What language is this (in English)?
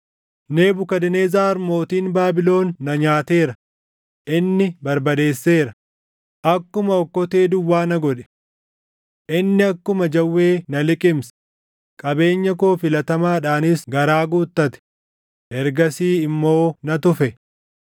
Oromo